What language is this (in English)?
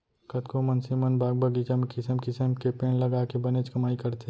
Chhattisgarhi